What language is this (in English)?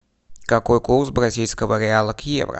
Russian